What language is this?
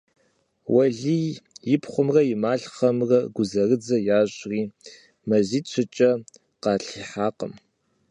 Kabardian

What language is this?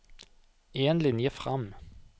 Norwegian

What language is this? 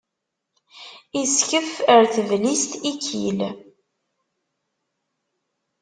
Kabyle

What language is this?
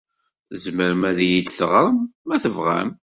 Kabyle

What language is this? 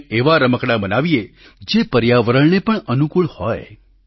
Gujarati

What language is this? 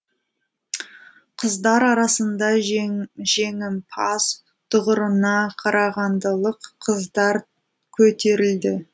Kazakh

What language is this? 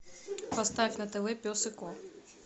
Russian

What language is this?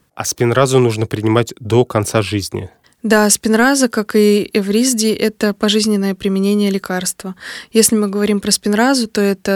Russian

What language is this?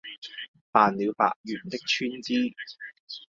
Cantonese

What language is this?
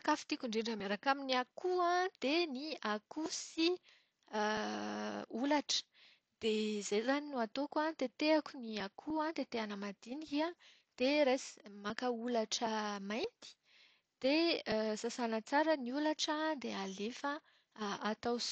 Malagasy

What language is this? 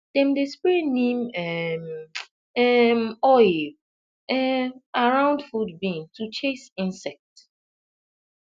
Nigerian Pidgin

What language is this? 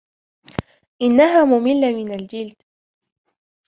Arabic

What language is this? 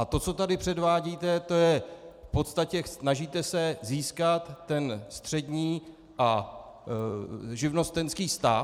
Czech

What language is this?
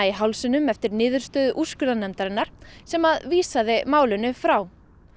Icelandic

